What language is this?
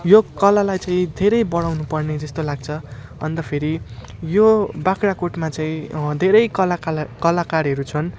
Nepali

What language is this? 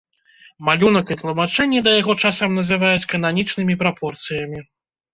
Belarusian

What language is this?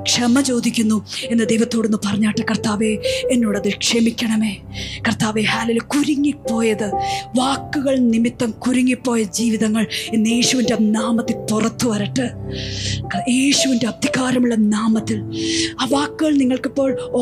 Malayalam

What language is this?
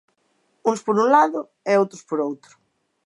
Galician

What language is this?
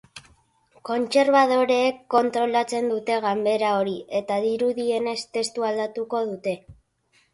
Basque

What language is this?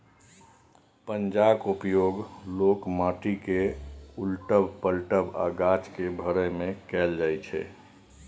Maithili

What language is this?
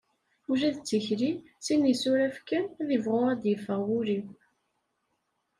Kabyle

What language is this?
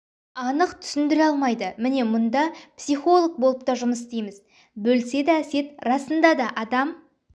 Kazakh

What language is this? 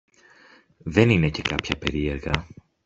Greek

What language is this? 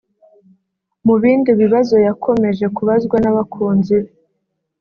Kinyarwanda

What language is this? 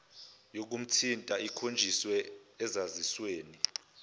Zulu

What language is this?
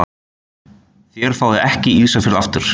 Icelandic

